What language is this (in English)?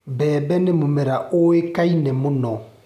Kikuyu